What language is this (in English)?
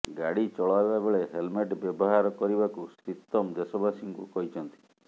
Odia